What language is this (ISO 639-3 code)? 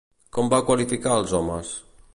cat